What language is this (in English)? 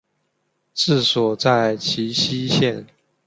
Chinese